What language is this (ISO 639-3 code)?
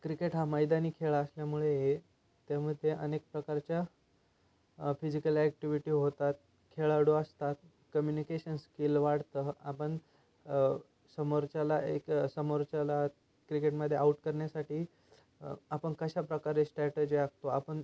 mar